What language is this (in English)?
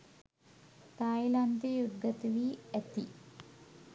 Sinhala